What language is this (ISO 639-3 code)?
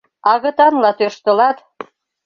chm